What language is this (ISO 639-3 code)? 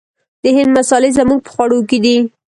pus